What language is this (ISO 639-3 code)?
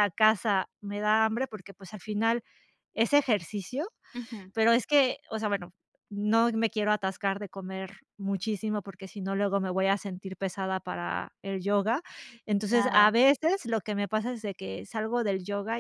spa